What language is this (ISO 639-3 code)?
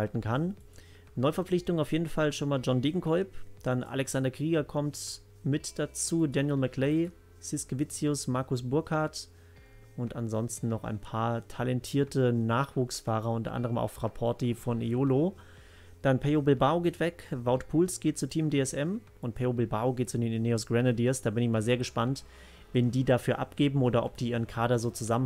deu